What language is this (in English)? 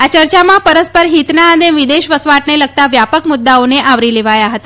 Gujarati